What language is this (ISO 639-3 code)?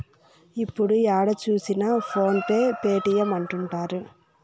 tel